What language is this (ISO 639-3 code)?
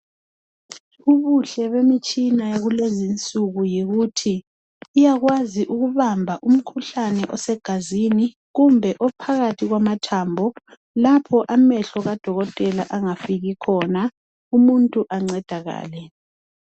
nde